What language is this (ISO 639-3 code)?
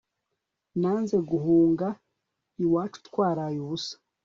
kin